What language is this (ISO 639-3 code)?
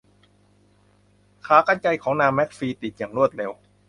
tha